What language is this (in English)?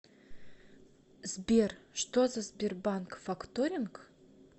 Russian